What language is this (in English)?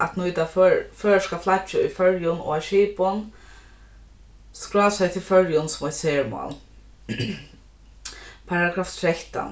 Faroese